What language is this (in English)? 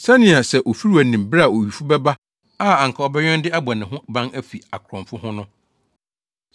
Akan